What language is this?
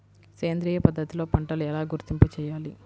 Telugu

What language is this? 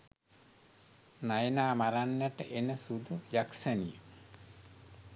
Sinhala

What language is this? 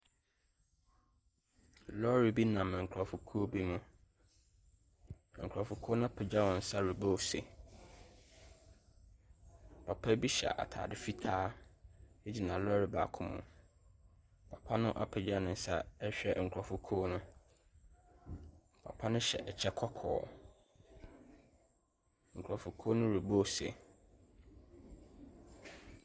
Akan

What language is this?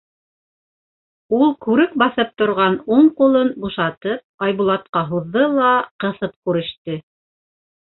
Bashkir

